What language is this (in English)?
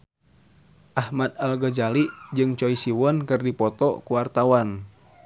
Sundanese